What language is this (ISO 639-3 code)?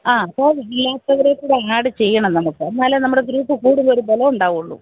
mal